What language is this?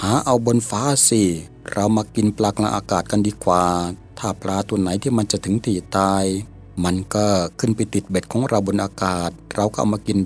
Thai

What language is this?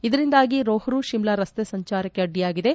Kannada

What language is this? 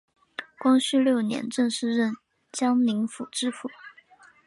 Chinese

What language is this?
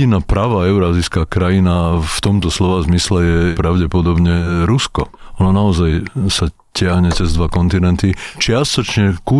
Slovak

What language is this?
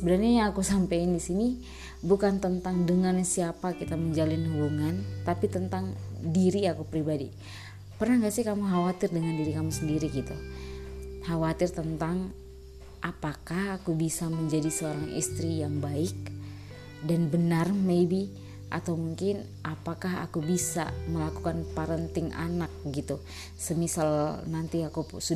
Indonesian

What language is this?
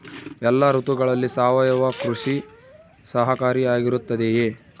Kannada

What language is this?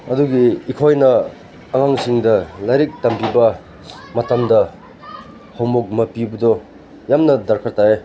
Manipuri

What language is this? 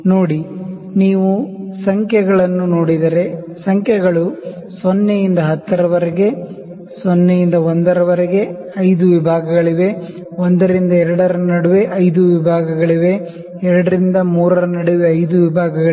Kannada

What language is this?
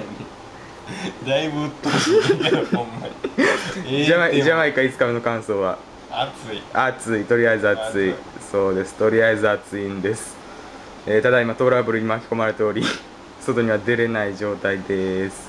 Japanese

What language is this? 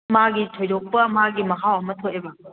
Manipuri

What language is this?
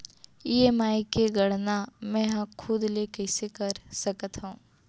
Chhattisgarhi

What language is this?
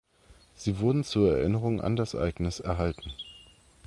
German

